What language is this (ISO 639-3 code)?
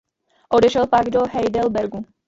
ces